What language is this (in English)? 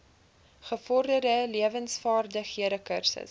Afrikaans